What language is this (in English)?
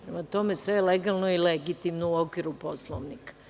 Serbian